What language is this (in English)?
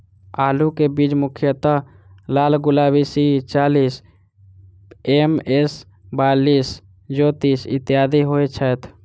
Maithili